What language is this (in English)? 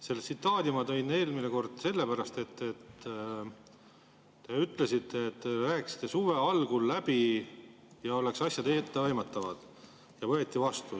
Estonian